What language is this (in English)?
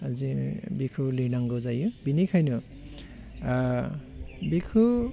Bodo